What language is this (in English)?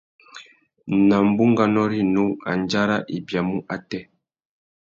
Tuki